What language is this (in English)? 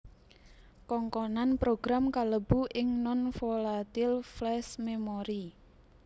Javanese